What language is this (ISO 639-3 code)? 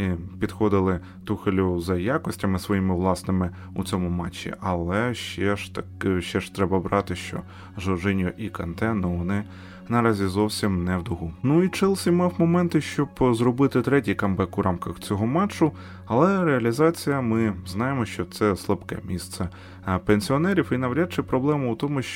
ukr